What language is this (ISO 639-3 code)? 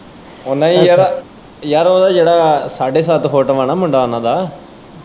pan